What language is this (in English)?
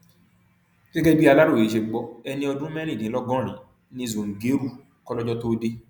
Yoruba